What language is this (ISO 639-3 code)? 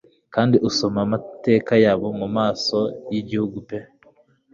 kin